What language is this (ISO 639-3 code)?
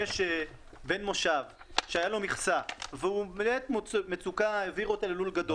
heb